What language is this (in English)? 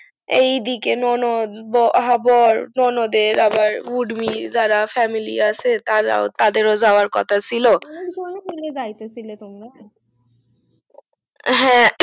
Bangla